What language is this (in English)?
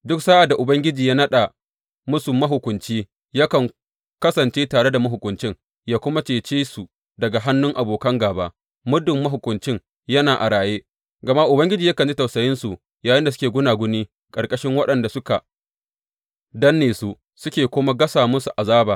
Hausa